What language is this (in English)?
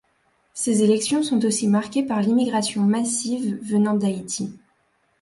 French